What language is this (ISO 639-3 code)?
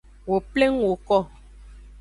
ajg